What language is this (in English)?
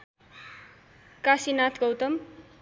Nepali